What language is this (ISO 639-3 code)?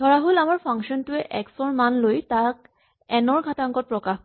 asm